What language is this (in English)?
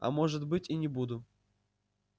Russian